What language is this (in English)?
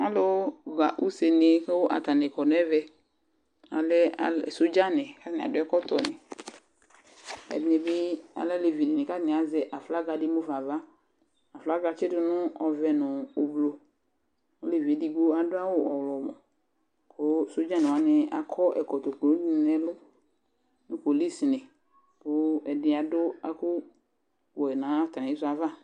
Ikposo